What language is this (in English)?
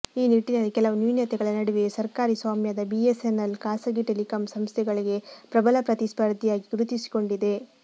Kannada